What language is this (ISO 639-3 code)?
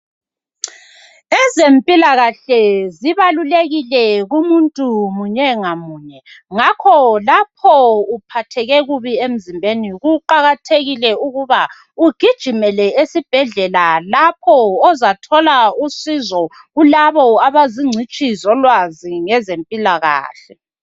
nde